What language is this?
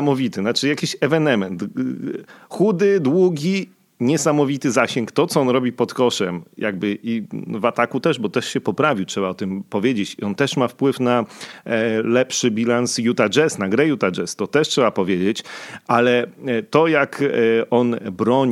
Polish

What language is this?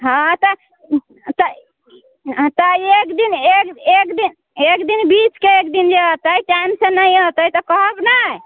Maithili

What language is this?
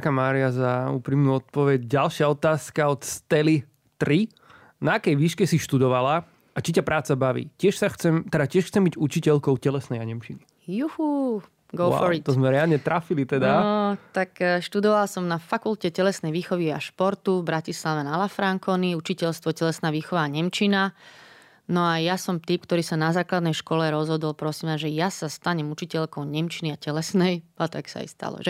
Slovak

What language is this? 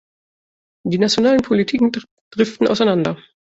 German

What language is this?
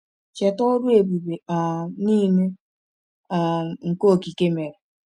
Igbo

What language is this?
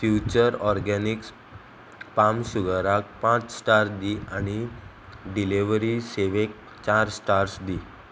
Konkani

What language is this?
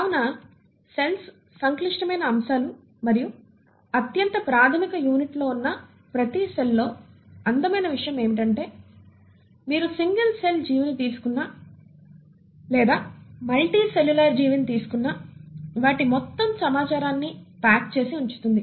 Telugu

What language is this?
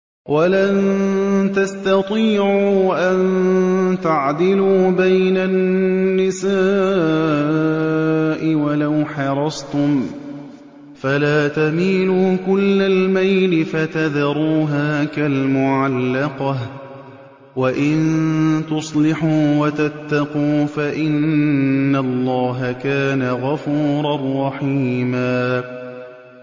Arabic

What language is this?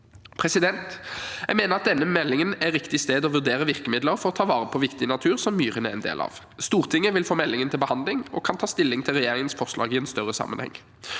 Norwegian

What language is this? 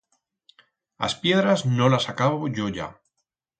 Aragonese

